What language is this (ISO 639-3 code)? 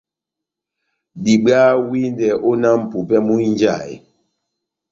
bnm